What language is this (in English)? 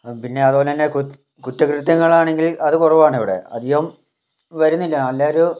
Malayalam